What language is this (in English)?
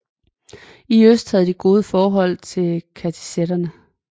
Danish